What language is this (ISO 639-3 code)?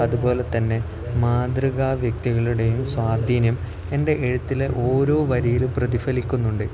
mal